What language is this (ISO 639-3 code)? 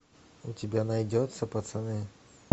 rus